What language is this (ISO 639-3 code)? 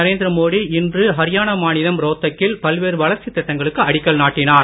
tam